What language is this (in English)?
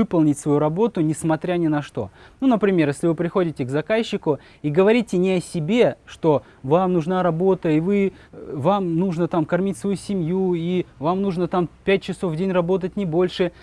Russian